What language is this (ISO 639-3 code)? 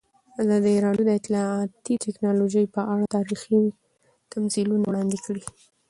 pus